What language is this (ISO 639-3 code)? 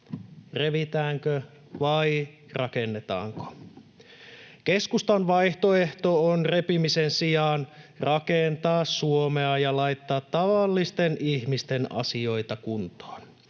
fin